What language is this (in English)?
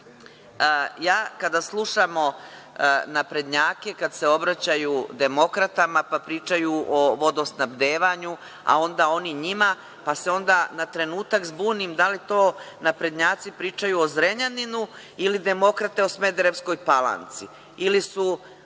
Serbian